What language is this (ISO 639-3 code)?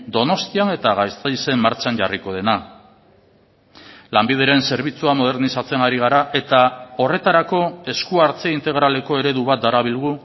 eus